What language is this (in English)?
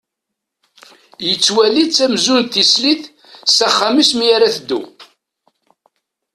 Kabyle